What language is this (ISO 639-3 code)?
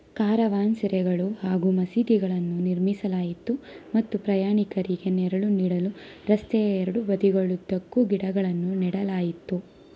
kan